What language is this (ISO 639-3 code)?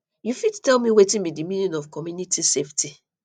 pcm